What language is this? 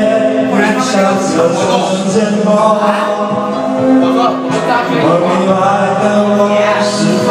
Chinese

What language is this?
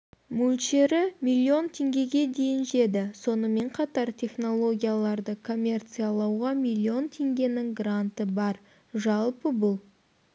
Kazakh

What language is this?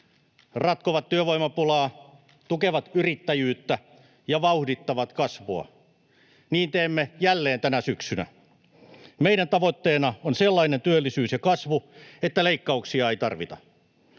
Finnish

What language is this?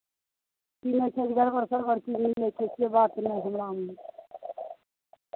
Maithili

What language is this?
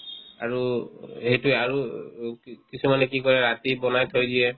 Assamese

